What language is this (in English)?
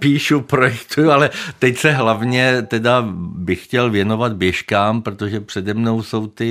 Czech